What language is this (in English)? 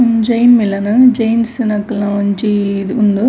Tulu